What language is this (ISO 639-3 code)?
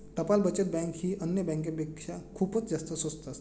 mar